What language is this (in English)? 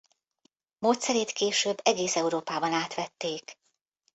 Hungarian